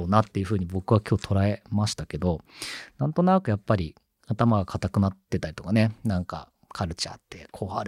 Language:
Japanese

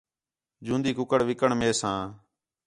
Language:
Khetrani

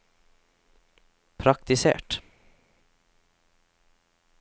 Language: Norwegian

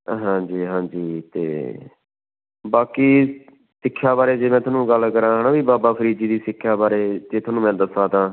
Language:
Punjabi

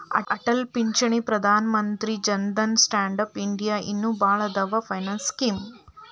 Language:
Kannada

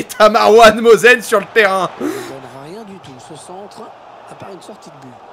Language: French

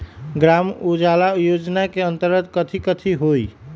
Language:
Magahi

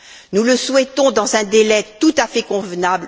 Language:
French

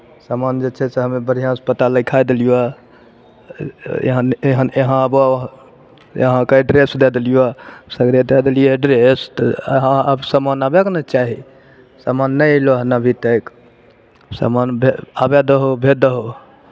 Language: Maithili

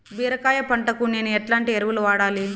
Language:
Telugu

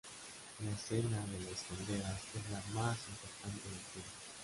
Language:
Spanish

